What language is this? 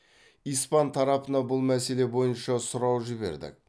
Kazakh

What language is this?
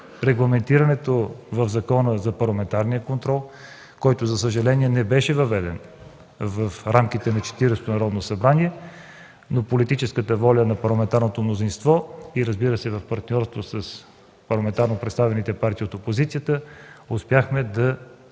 Bulgarian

